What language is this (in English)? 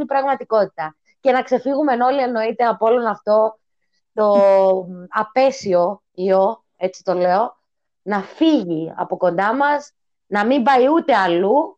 Greek